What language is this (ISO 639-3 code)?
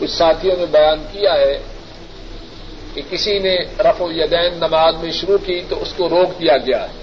urd